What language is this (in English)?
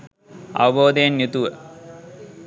Sinhala